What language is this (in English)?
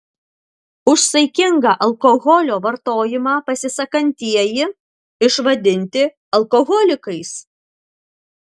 Lithuanian